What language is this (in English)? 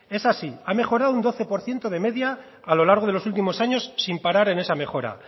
Spanish